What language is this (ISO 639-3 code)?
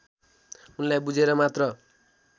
nep